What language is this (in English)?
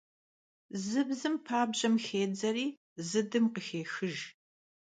Kabardian